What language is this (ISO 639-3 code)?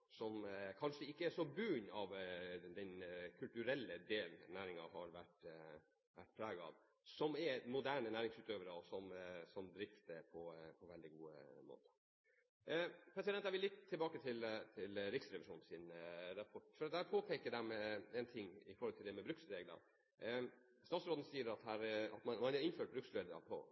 nob